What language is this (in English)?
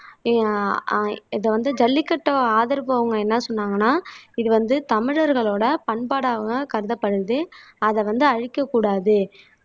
Tamil